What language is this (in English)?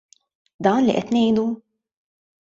Maltese